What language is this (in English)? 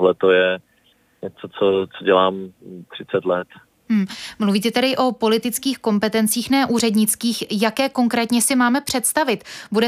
Czech